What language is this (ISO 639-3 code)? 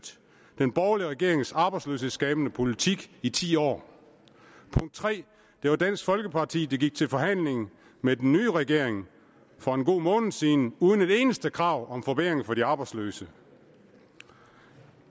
dan